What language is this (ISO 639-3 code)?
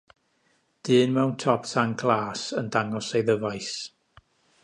cym